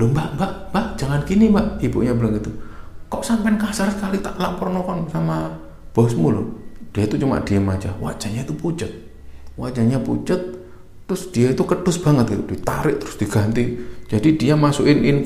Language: Indonesian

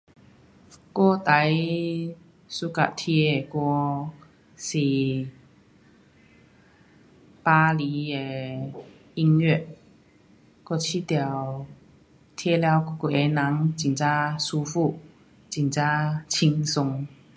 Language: Pu-Xian Chinese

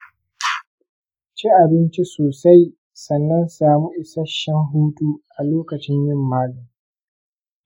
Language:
Hausa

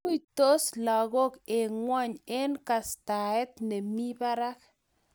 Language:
Kalenjin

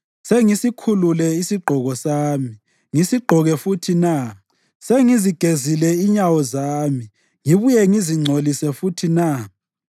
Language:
North Ndebele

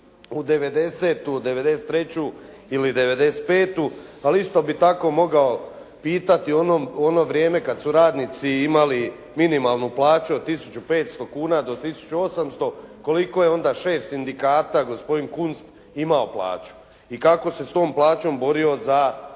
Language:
Croatian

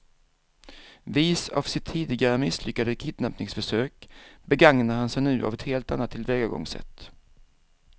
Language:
Swedish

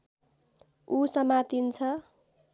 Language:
Nepali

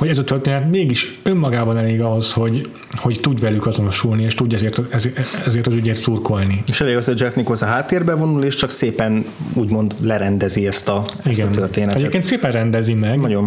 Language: Hungarian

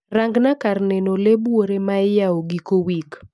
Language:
Luo (Kenya and Tanzania)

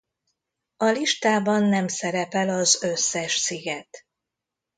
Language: Hungarian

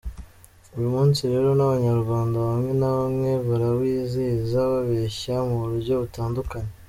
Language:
Kinyarwanda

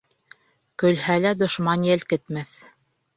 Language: Bashkir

